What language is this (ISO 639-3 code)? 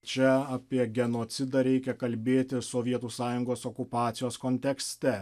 lit